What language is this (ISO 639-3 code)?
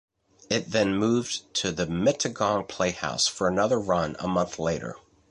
eng